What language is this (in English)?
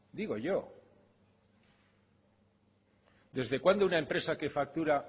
Spanish